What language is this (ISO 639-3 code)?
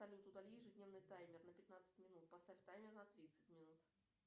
rus